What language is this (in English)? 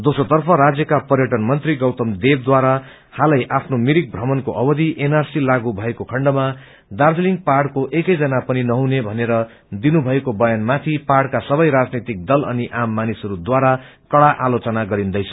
Nepali